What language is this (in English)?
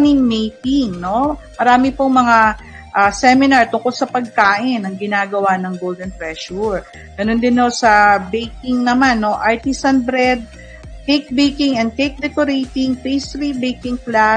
Filipino